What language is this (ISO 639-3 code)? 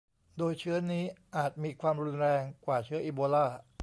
tha